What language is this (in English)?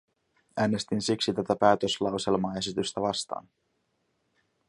Finnish